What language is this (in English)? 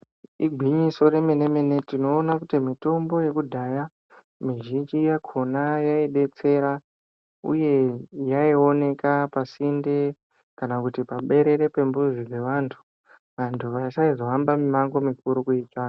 Ndau